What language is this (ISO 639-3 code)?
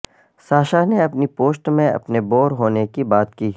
urd